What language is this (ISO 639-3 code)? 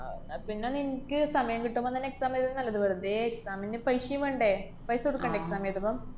mal